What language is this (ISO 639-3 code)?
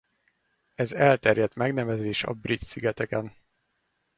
hun